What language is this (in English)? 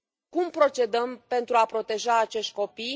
Romanian